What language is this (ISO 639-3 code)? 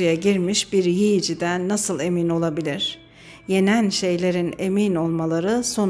tur